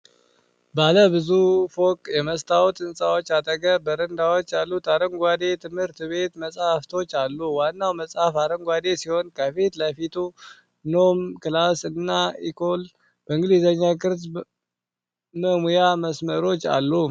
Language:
Amharic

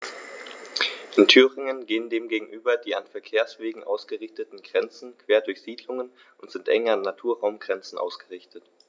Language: German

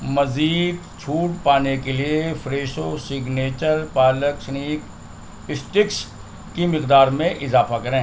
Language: Urdu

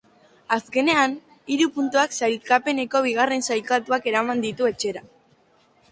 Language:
Basque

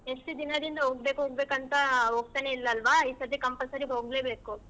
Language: Kannada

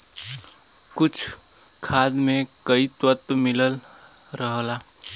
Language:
Bhojpuri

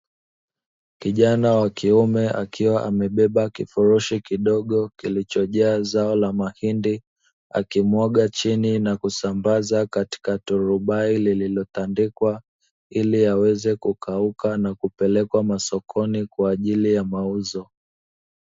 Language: Swahili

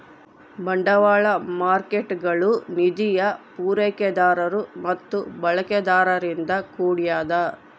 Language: Kannada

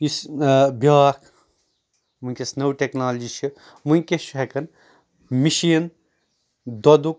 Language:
Kashmiri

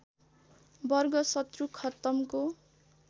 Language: Nepali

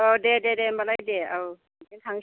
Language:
Bodo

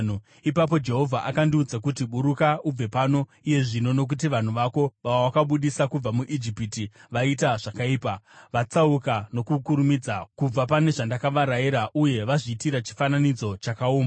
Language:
Shona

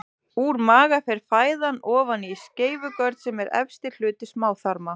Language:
Icelandic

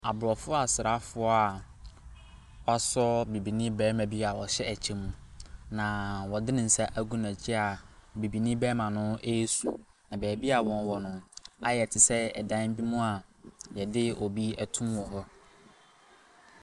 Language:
Akan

